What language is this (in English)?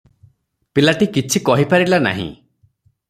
Odia